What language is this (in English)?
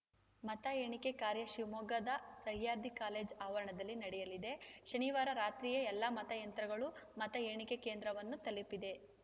Kannada